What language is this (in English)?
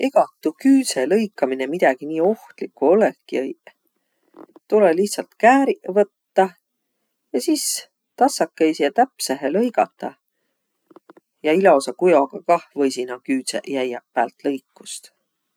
Võro